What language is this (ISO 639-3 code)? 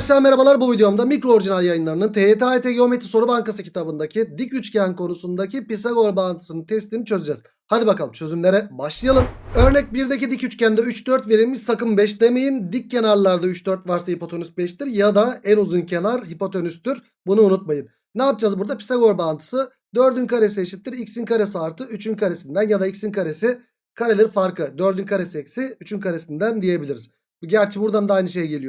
tur